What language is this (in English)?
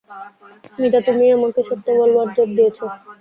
Bangla